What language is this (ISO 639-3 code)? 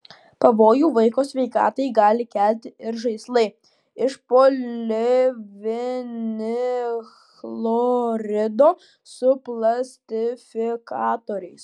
lit